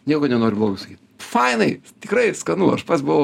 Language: Lithuanian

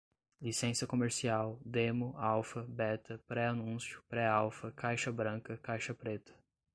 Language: Portuguese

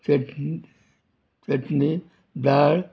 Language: Konkani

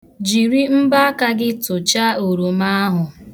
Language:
Igbo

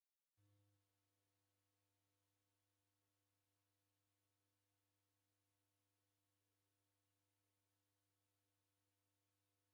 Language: Taita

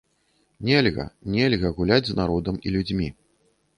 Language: Belarusian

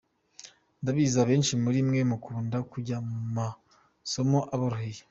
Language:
Kinyarwanda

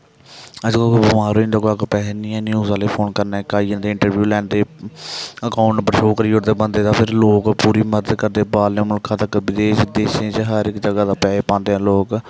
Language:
Dogri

